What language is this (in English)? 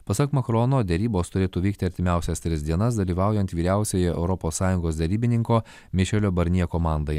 Lithuanian